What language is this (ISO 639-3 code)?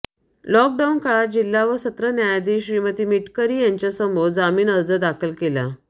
mar